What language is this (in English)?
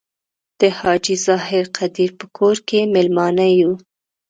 Pashto